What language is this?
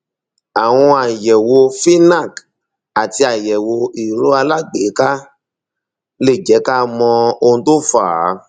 Yoruba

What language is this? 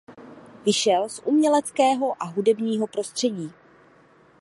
Czech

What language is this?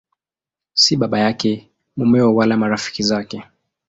Swahili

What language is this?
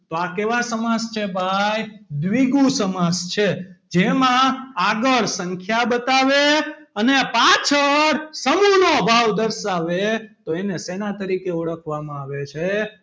Gujarati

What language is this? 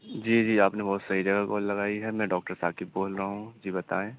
Urdu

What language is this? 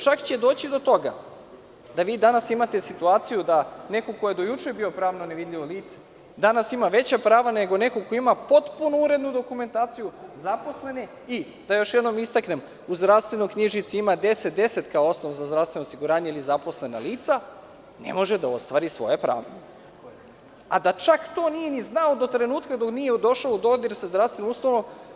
Serbian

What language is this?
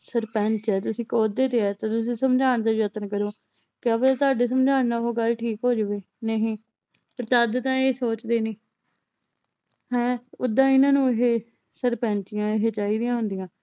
Punjabi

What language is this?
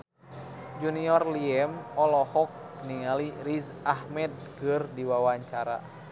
Sundanese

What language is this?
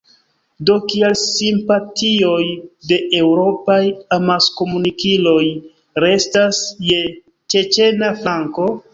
Esperanto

